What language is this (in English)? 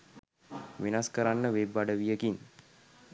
Sinhala